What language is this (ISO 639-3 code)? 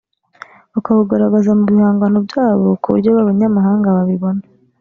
kin